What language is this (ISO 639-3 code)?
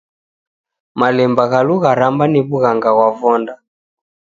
dav